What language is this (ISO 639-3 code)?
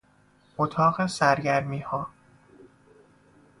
fas